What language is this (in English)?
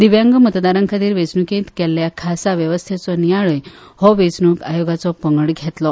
Konkani